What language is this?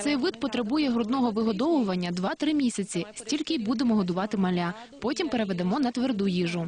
Ukrainian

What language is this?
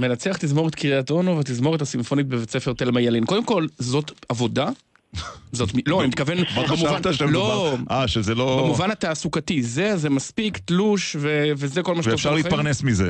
Hebrew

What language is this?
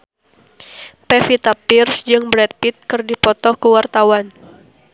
Sundanese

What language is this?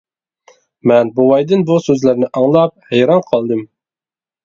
Uyghur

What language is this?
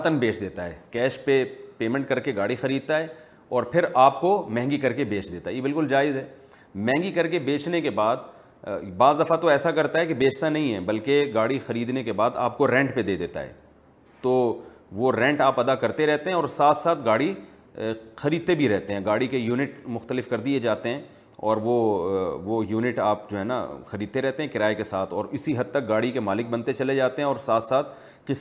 Urdu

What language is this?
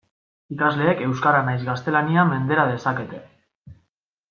Basque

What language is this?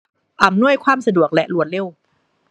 Thai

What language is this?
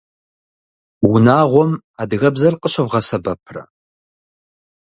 Kabardian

